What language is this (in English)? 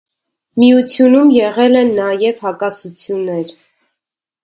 Armenian